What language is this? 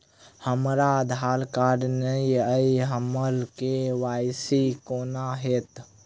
Maithili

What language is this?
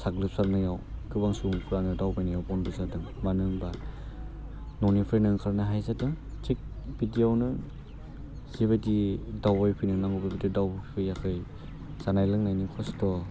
Bodo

